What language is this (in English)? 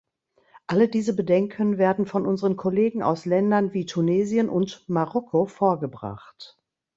German